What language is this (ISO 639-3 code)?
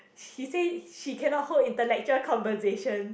eng